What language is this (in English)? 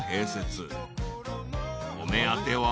Japanese